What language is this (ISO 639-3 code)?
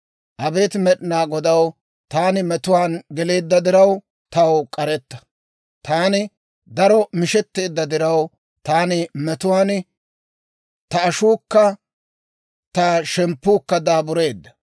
dwr